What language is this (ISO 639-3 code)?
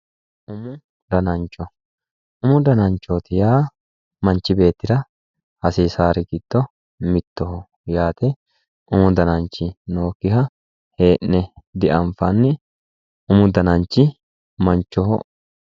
sid